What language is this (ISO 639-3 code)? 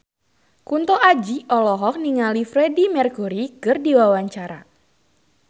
sun